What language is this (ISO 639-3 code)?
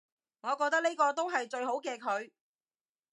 yue